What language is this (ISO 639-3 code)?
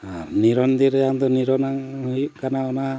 sat